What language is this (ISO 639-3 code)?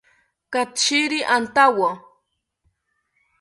cpy